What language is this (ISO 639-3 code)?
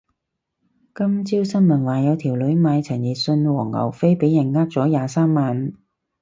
yue